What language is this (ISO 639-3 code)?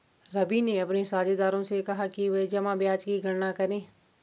hin